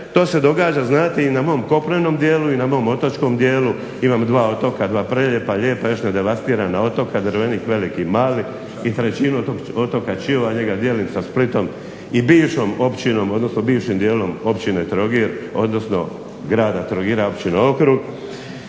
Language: Croatian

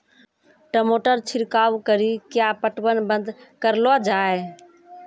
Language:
Maithili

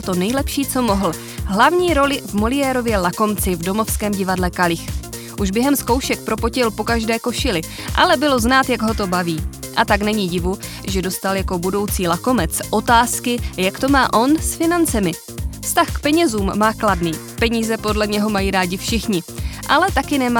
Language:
Czech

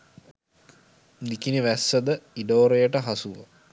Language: Sinhala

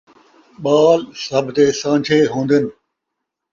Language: Saraiki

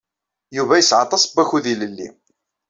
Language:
Kabyle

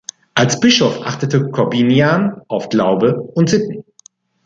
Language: German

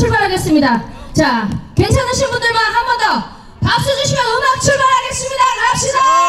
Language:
Korean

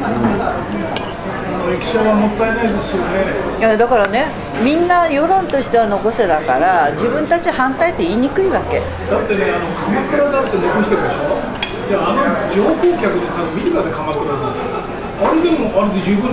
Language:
Japanese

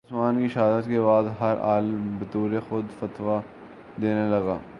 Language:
Urdu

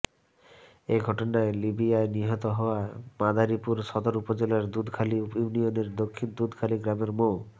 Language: Bangla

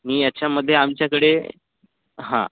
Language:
Marathi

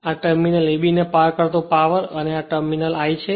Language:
Gujarati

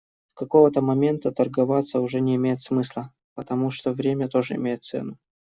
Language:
Russian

